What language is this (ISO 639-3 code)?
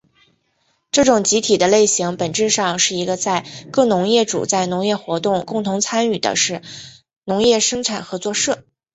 zho